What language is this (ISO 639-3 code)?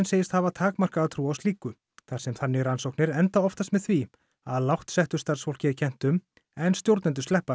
isl